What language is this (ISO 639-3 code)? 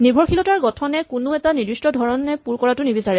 asm